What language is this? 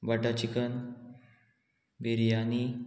Konkani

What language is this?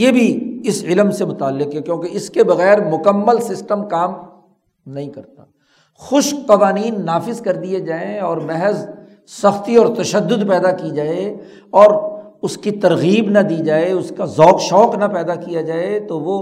Urdu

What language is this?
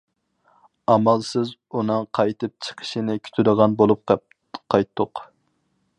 Uyghur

